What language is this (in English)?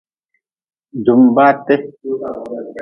Nawdm